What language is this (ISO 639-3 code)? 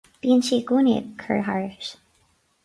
gle